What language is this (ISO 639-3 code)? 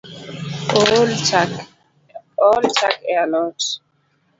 luo